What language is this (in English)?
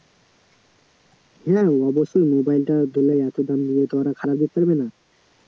Bangla